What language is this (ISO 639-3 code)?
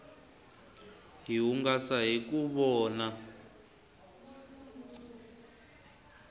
tso